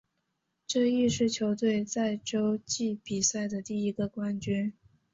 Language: Chinese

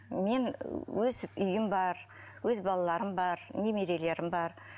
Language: Kazakh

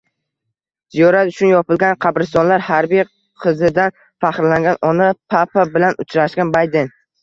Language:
Uzbek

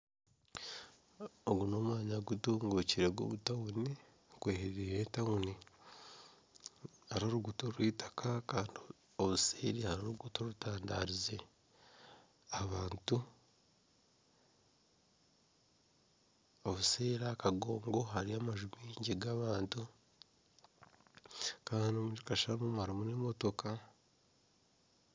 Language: Nyankole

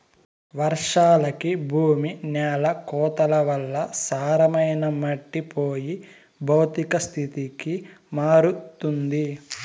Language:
Telugu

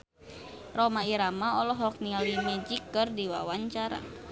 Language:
Sundanese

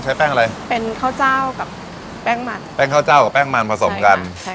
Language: Thai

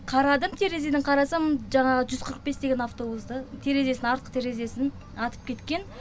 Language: Kazakh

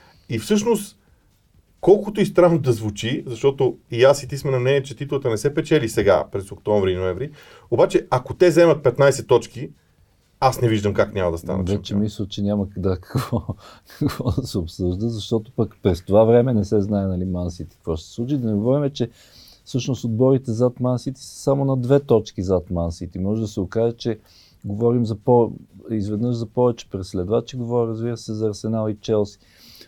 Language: Bulgarian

